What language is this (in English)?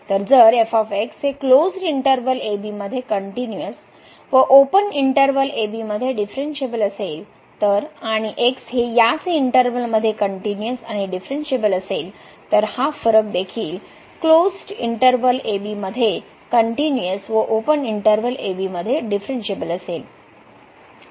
Marathi